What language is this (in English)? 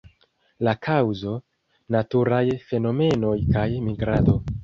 Esperanto